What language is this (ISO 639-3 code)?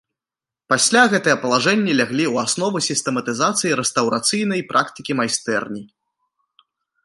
bel